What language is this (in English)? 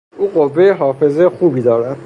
Persian